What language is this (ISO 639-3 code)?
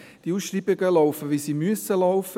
gsw